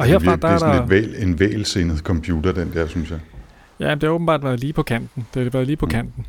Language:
Danish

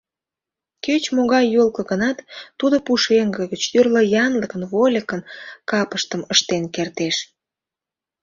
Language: Mari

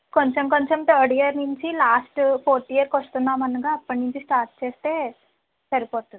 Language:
Telugu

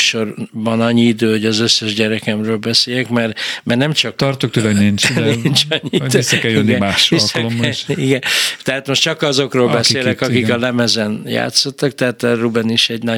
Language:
Hungarian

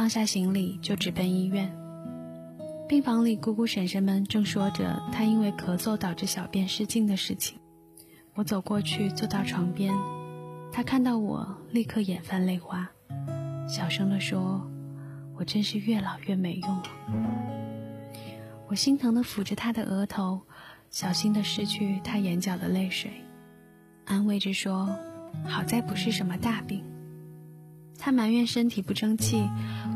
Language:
Chinese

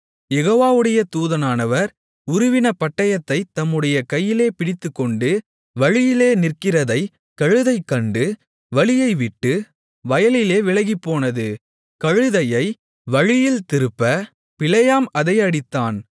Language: Tamil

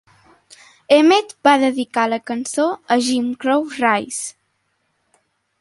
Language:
Catalan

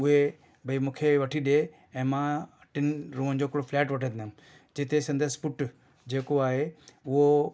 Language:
Sindhi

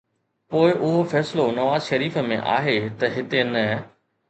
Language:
Sindhi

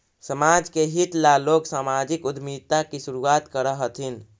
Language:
Magahi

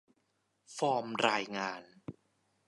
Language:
Thai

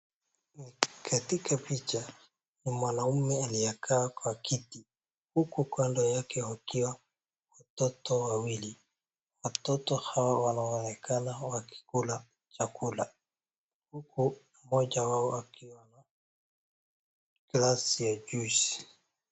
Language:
Swahili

